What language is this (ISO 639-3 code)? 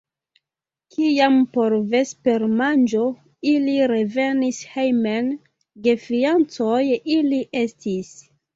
epo